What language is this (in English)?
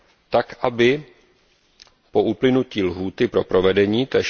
Czech